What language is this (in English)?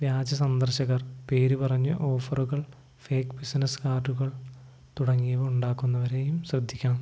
Malayalam